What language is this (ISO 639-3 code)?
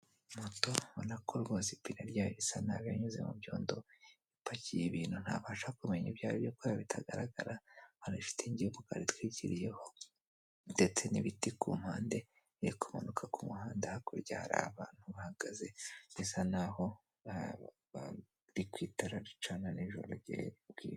kin